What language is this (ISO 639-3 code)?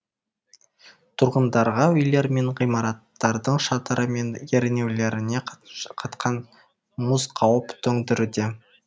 kaz